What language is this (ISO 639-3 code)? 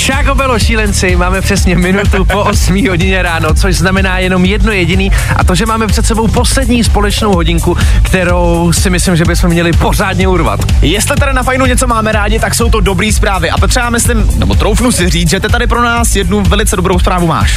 ces